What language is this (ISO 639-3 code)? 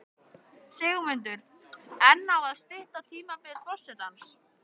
isl